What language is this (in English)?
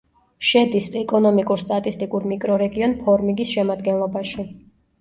Georgian